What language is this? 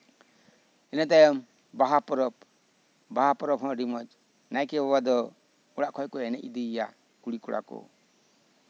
Santali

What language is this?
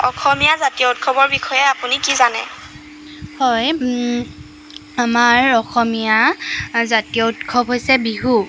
Assamese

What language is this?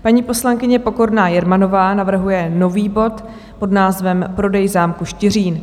Czech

